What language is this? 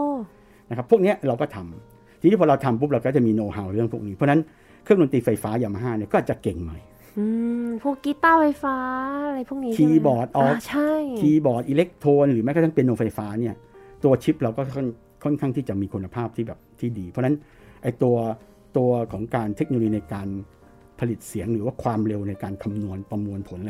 Thai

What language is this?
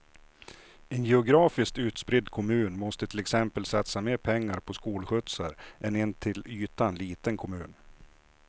Swedish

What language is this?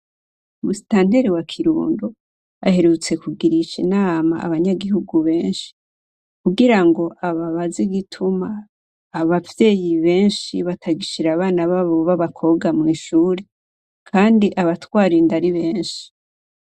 Rundi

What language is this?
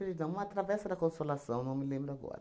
Portuguese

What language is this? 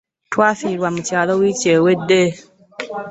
Ganda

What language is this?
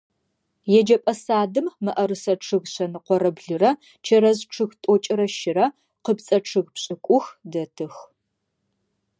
Adyghe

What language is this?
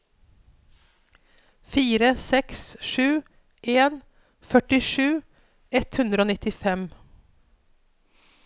Norwegian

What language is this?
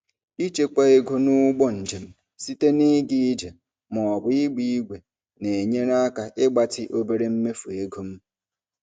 Igbo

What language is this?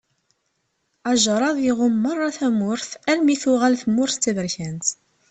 Kabyle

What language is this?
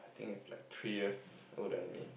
English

